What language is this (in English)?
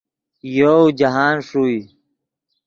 Yidgha